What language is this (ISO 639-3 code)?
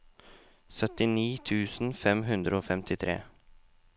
nor